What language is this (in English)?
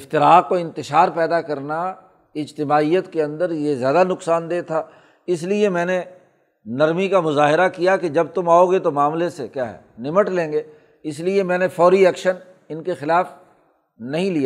Urdu